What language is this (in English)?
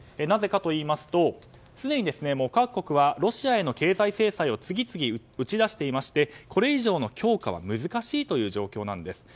Japanese